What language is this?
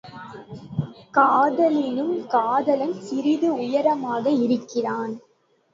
Tamil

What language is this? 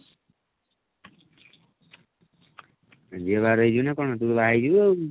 Odia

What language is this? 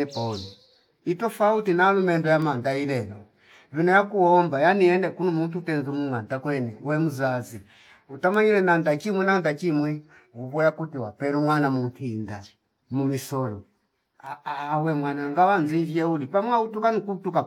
Fipa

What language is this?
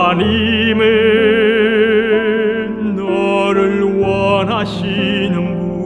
Korean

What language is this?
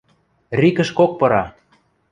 Western Mari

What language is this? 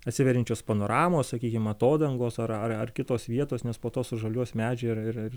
Lithuanian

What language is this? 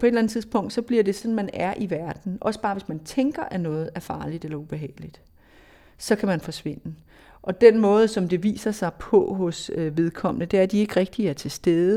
Danish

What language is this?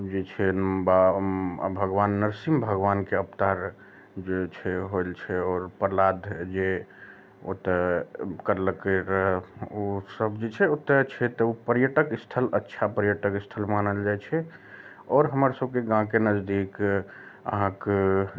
Maithili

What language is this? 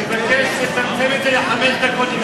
Hebrew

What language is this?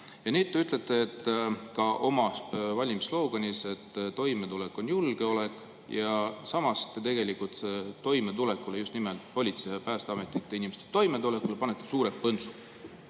Estonian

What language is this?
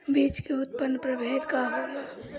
Bhojpuri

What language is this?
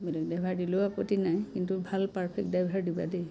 Assamese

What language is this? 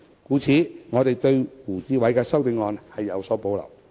Cantonese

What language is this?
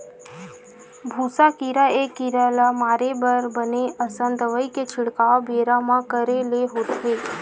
Chhattisgarhi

